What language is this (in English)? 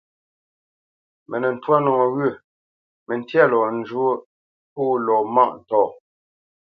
Bamenyam